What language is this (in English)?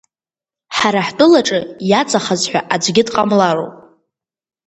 Abkhazian